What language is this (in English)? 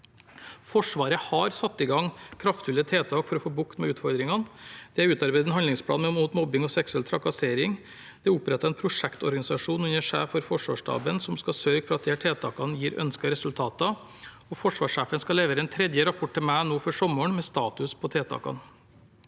Norwegian